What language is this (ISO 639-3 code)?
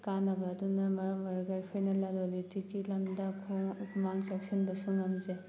mni